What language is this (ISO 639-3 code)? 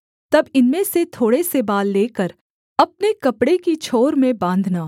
hin